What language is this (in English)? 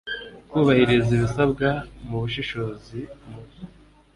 Kinyarwanda